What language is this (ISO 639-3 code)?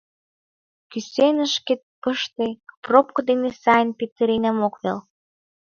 chm